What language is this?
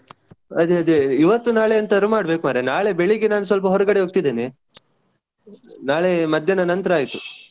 Kannada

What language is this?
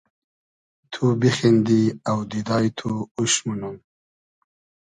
Hazaragi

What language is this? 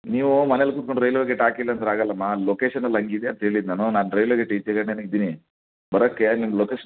Kannada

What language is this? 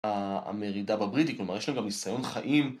Hebrew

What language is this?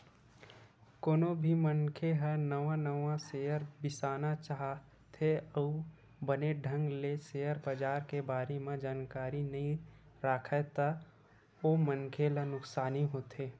Chhattisgarhi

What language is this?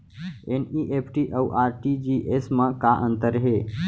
Chhattisgarhi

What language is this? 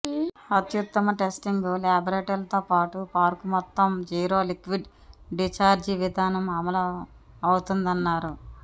Telugu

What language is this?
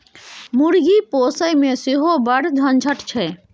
Maithili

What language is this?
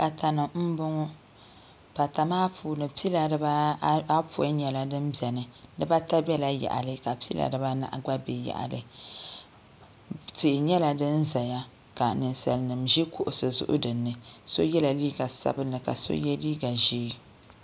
Dagbani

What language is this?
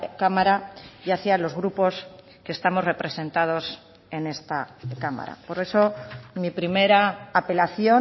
Spanish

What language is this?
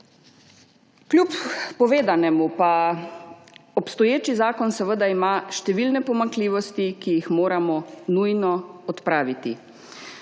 Slovenian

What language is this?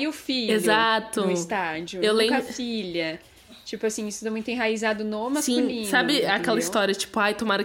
Portuguese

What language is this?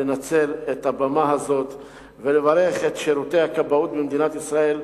Hebrew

